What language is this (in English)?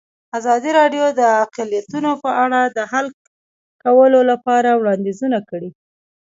Pashto